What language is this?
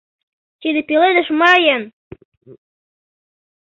Mari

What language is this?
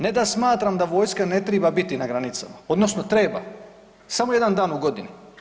Croatian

